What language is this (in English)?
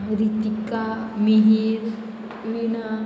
Konkani